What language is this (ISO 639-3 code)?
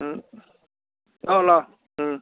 mni